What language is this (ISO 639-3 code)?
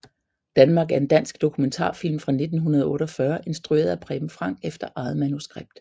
dan